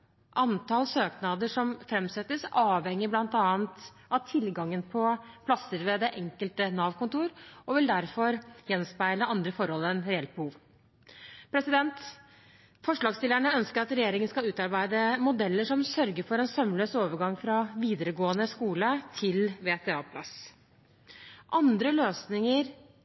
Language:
Norwegian Bokmål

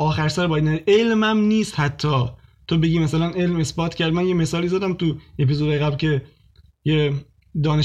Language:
Persian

